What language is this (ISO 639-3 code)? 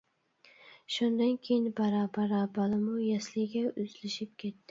uig